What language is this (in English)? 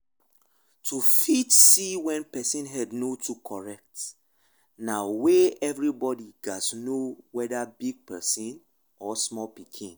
Nigerian Pidgin